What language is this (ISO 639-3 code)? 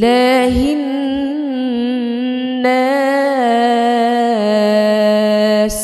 ara